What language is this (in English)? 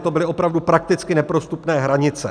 Czech